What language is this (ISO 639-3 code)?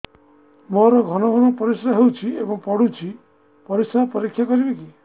ori